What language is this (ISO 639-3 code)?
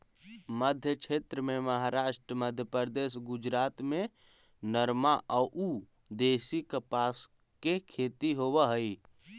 mag